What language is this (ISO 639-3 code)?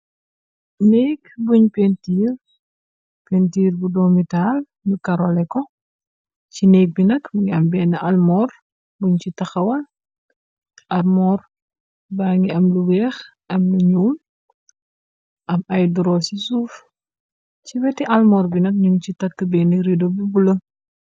wol